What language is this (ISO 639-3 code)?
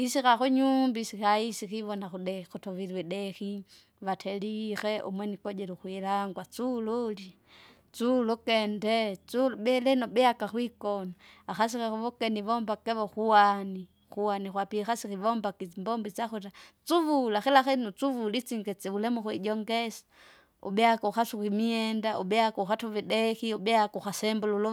zga